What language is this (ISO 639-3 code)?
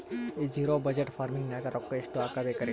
kan